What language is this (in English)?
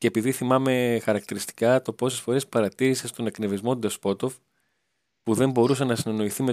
Greek